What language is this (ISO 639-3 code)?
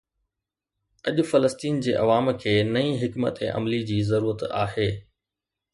snd